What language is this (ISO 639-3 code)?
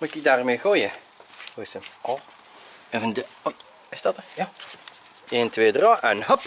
nld